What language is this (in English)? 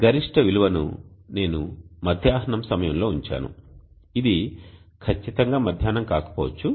Telugu